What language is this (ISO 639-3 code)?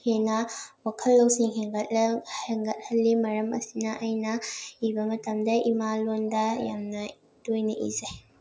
mni